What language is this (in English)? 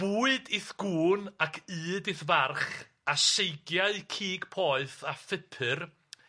Welsh